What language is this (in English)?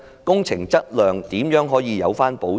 Cantonese